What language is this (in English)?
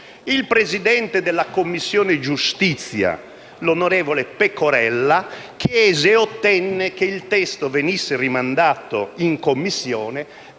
Italian